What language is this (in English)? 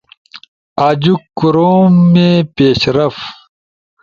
Ushojo